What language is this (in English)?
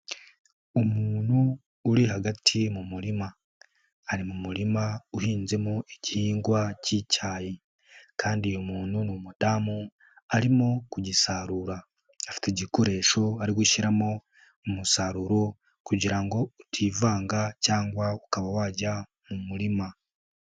Kinyarwanda